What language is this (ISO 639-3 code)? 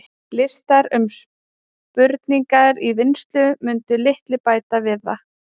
isl